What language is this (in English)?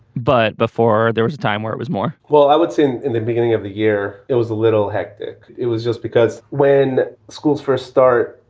English